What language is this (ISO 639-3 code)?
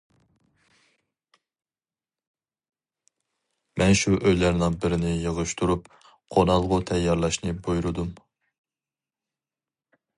uig